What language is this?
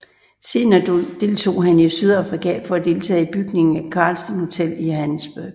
Danish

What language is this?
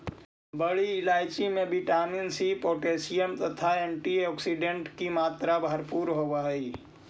Magahi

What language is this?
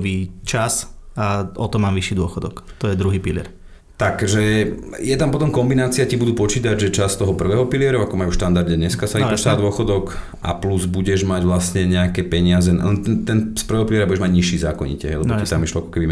Slovak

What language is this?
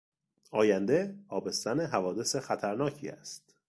Persian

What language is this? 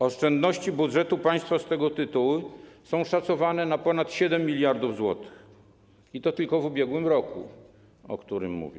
Polish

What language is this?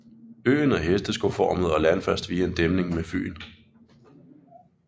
Danish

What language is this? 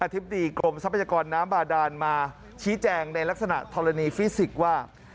Thai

